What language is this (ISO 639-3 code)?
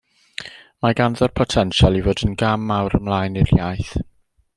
cym